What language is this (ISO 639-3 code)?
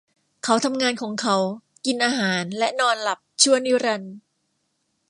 tha